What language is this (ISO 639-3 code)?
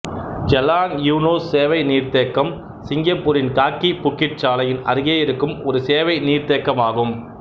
tam